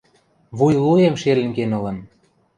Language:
Western Mari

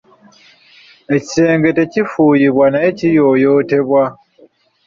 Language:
Ganda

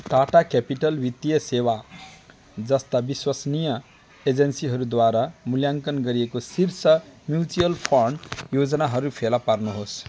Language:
Nepali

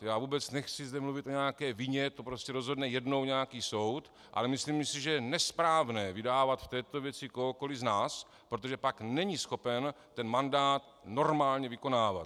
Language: Czech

